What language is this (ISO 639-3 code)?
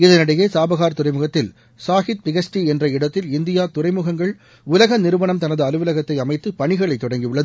tam